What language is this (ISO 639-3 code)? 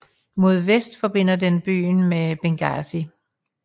dan